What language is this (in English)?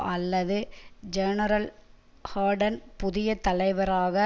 Tamil